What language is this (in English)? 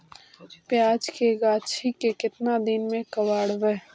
Magahi